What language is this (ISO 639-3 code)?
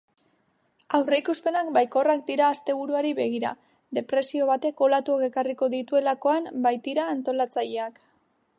eus